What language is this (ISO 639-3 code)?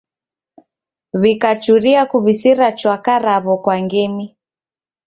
dav